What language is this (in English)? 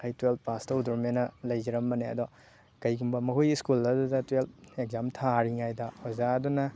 Manipuri